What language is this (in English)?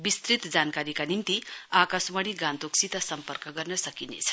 Nepali